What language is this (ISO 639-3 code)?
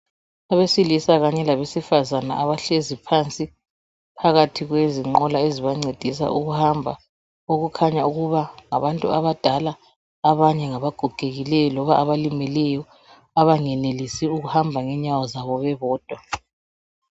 nde